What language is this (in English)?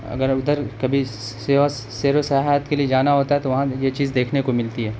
Urdu